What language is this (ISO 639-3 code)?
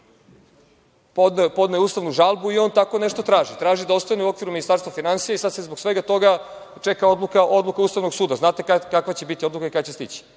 srp